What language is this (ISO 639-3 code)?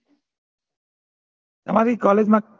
guj